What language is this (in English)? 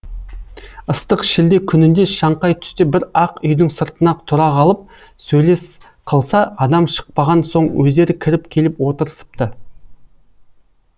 Kazakh